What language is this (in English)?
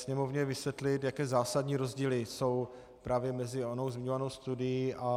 Czech